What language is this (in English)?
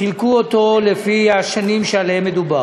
Hebrew